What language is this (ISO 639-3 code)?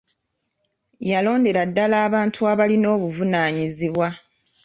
lug